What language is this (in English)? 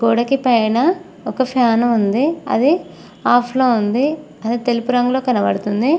Telugu